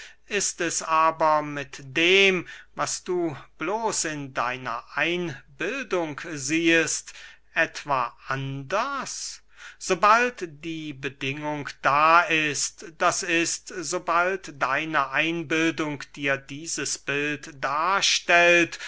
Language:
German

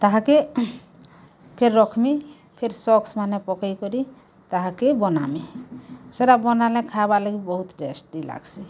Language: Odia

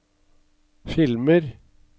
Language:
Norwegian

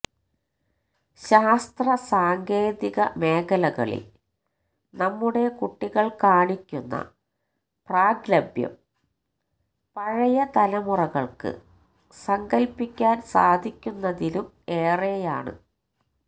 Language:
Malayalam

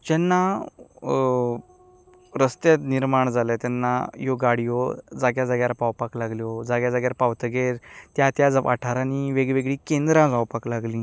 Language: Konkani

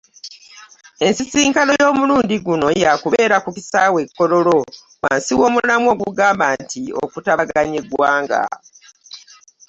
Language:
Ganda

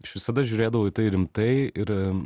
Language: Lithuanian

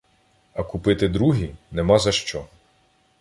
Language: Ukrainian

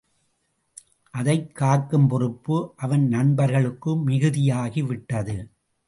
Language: Tamil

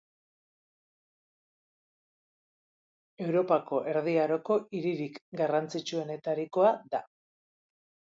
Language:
Basque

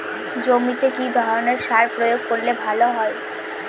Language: Bangla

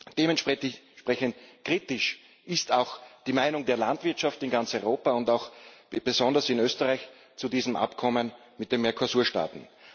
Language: German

